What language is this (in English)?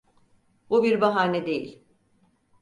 Turkish